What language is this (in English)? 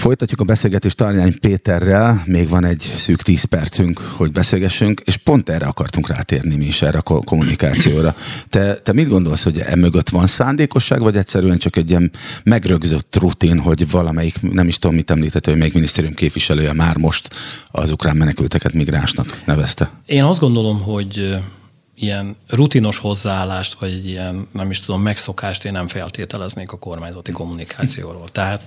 Hungarian